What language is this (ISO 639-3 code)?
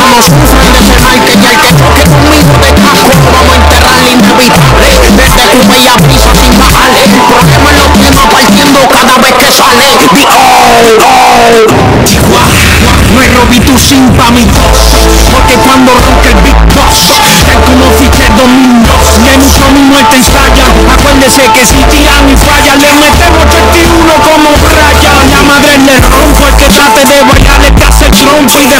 ron